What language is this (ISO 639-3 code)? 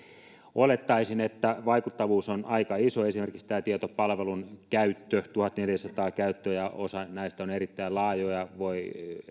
fin